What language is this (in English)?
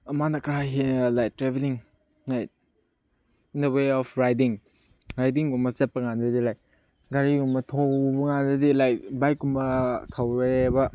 Manipuri